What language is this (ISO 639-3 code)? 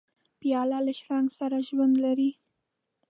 pus